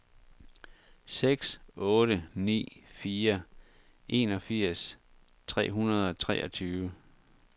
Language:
Danish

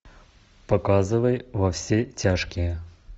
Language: Russian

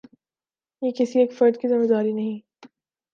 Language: Urdu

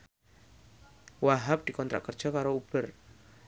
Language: Javanese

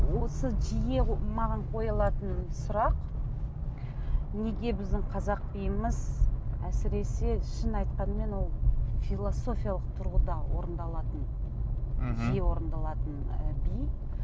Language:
Kazakh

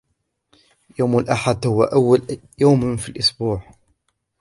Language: Arabic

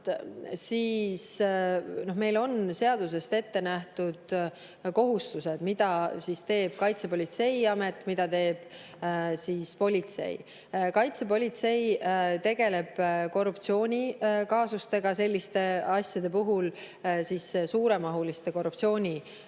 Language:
Estonian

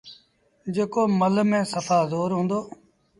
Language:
Sindhi Bhil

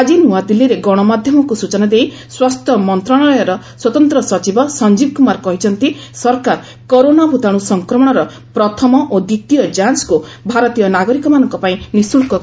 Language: Odia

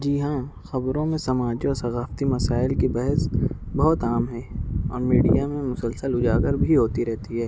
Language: Urdu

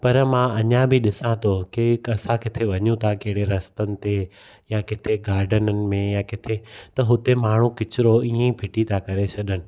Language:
Sindhi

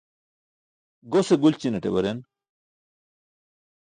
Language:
Burushaski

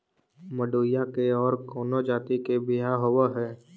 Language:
Magahi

